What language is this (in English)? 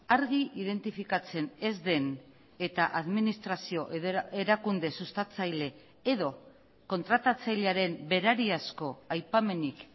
Basque